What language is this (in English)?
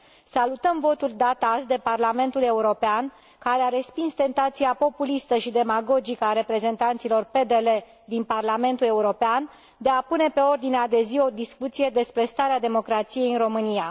Romanian